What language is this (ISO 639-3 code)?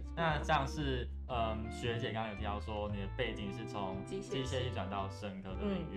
zho